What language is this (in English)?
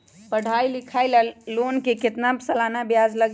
Magahi